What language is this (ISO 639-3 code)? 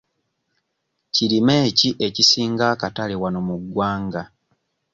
lug